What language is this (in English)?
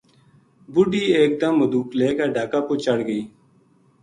Gujari